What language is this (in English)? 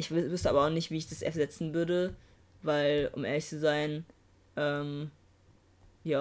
German